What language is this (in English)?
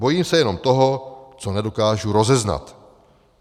Czech